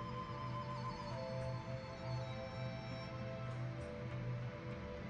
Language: Dutch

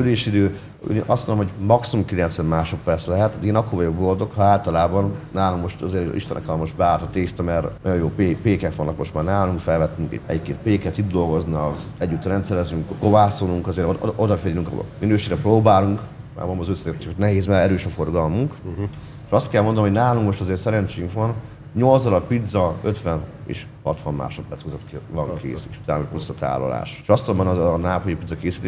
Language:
Hungarian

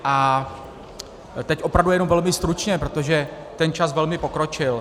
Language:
Czech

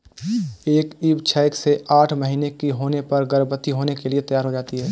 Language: Hindi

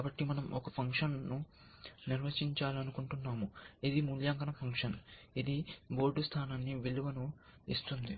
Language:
Telugu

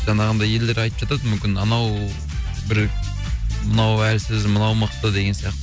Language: Kazakh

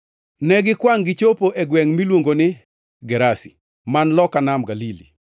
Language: Luo (Kenya and Tanzania)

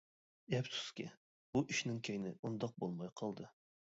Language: Uyghur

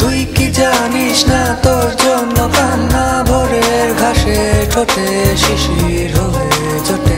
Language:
Romanian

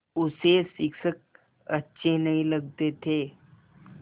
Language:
Hindi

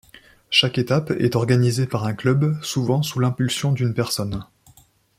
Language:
French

